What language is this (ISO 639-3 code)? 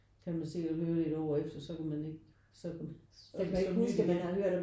dan